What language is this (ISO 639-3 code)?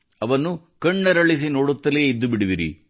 kan